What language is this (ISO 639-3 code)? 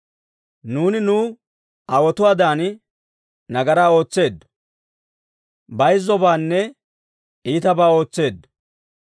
dwr